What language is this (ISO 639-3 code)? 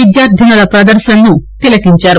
tel